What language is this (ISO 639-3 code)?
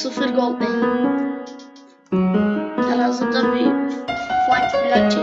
tur